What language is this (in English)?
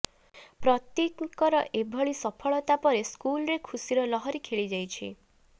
Odia